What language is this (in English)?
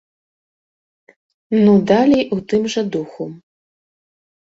Belarusian